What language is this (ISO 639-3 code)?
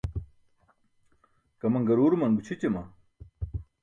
bsk